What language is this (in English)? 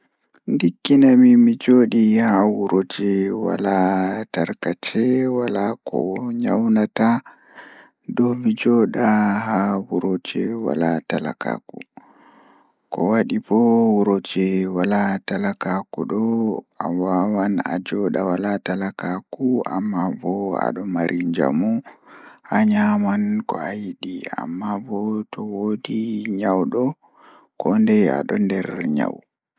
Fula